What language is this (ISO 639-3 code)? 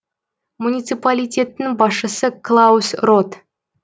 kaz